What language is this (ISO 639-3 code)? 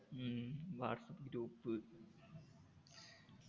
mal